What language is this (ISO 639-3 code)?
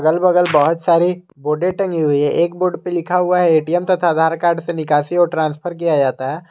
hin